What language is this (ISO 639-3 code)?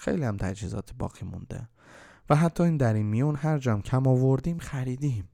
fas